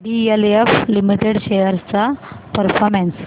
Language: Marathi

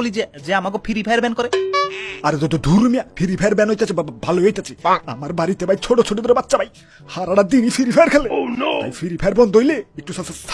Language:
Indonesian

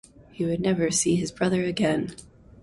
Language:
English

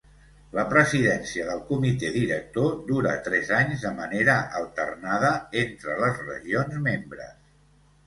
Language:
Catalan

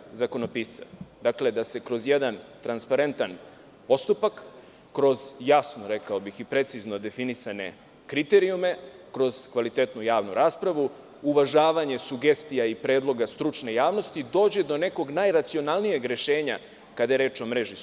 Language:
Serbian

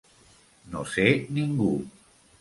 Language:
Catalan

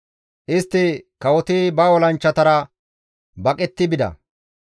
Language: Gamo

